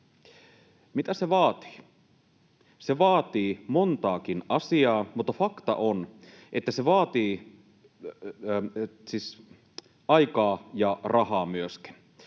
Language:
Finnish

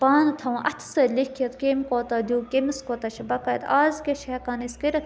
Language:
Kashmiri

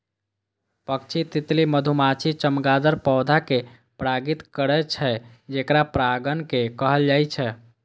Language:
Maithili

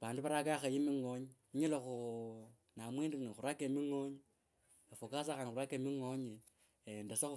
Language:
Kabras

